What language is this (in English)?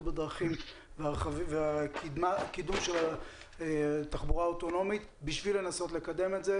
Hebrew